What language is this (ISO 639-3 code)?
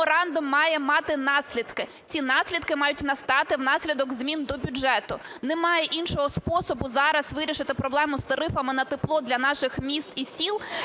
ukr